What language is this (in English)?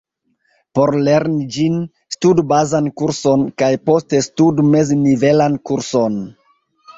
Esperanto